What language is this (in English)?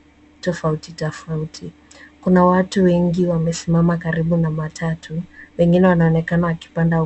Swahili